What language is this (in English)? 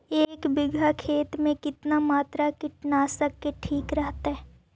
Magahi